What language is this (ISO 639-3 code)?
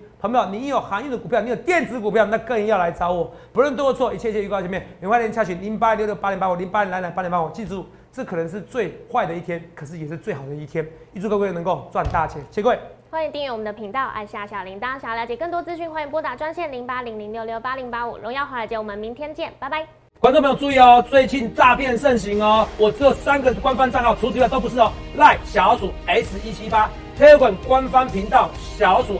zho